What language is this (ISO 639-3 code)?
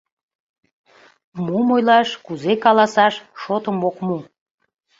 chm